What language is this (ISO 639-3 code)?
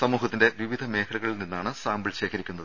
mal